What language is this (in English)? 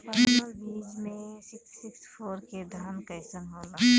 Bhojpuri